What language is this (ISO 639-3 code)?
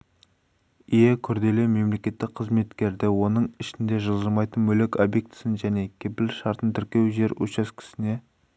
kaz